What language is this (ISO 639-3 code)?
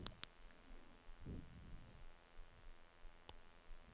nor